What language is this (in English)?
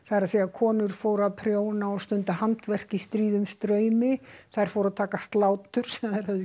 Icelandic